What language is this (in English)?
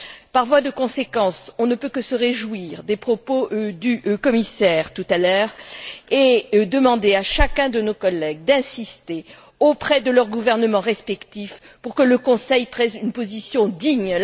French